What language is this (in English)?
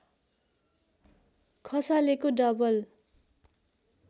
Nepali